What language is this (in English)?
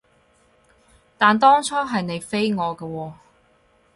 Cantonese